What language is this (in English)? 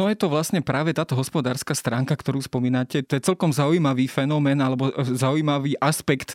Slovak